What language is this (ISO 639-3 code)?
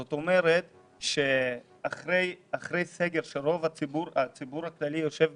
heb